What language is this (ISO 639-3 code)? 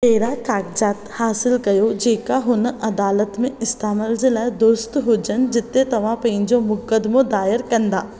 snd